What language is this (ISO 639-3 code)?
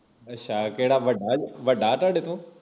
pan